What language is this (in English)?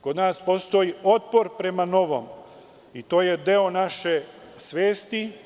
Serbian